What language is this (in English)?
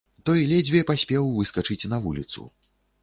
Belarusian